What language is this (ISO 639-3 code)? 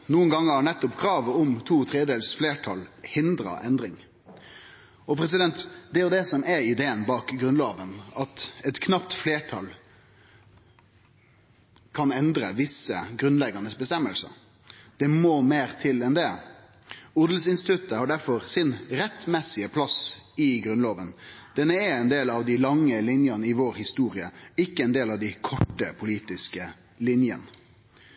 nno